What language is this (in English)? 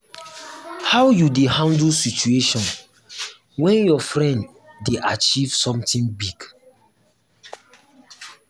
Nigerian Pidgin